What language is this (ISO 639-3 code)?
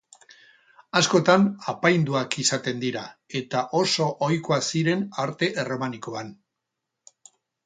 eus